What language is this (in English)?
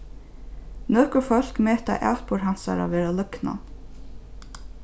Faroese